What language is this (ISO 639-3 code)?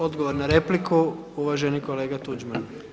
hrv